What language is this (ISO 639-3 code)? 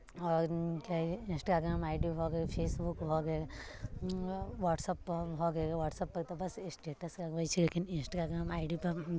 mai